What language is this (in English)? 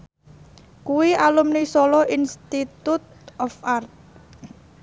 Javanese